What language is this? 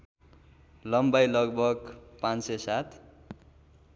Nepali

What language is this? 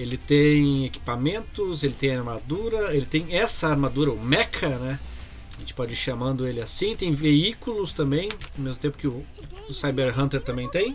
Portuguese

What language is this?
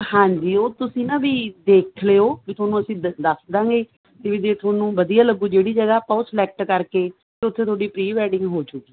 Punjabi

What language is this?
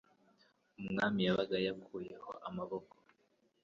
Kinyarwanda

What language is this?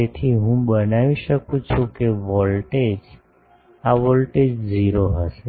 Gujarati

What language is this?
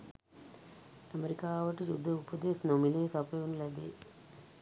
Sinhala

